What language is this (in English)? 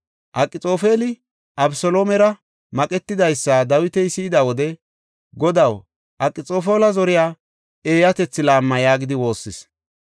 Gofa